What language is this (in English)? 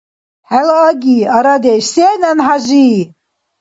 Dargwa